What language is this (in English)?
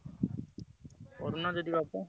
Odia